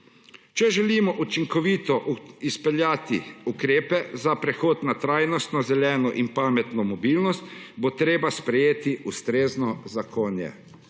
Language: Slovenian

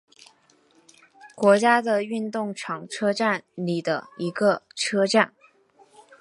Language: Chinese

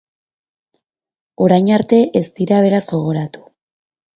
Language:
Basque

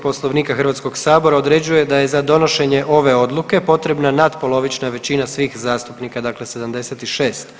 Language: Croatian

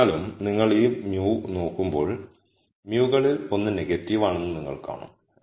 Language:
Malayalam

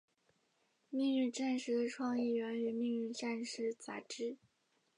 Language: Chinese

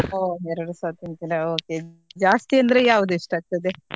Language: Kannada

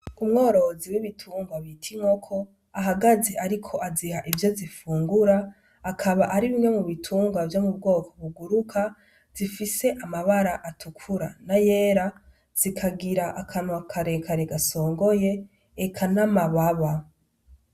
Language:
Rundi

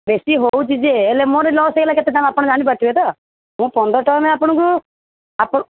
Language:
Odia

